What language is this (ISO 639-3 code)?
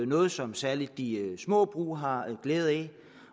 dan